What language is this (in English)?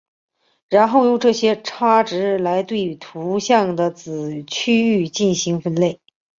Chinese